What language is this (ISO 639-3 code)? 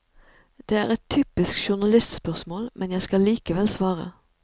nor